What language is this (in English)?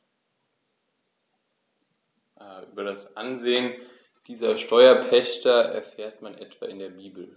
German